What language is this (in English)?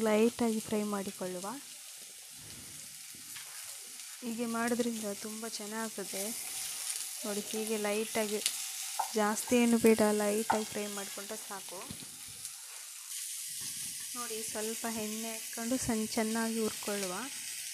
Romanian